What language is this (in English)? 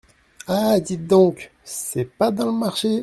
French